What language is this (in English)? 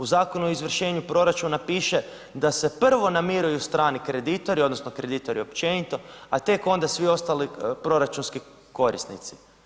Croatian